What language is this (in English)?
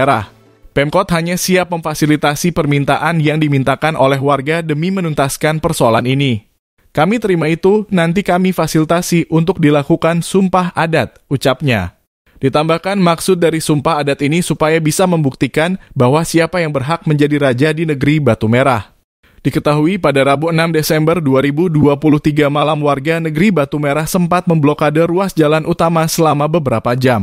Indonesian